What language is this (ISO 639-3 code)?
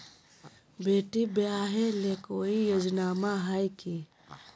mag